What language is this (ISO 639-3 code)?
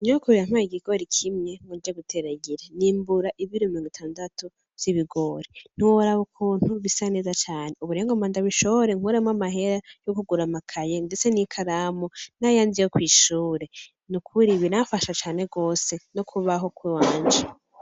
run